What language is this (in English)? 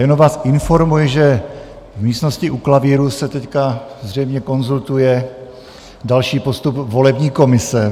Czech